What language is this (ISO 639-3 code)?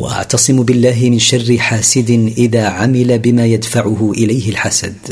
ara